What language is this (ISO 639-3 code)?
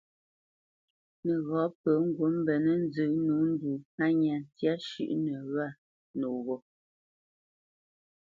bce